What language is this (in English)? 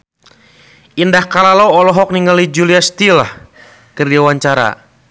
Sundanese